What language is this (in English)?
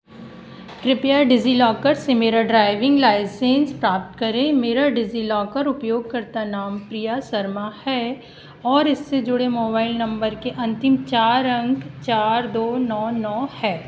Hindi